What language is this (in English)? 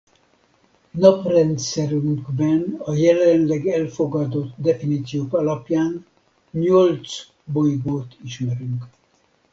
Hungarian